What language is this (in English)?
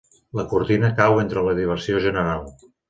Catalan